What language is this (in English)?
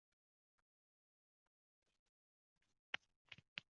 Uzbek